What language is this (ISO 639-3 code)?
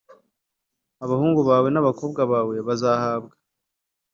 kin